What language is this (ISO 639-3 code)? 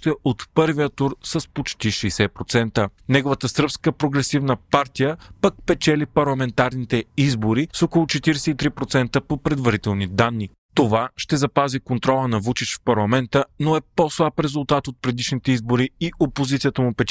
bul